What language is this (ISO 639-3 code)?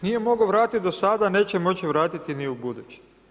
hrv